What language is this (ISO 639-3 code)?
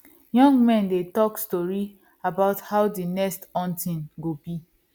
pcm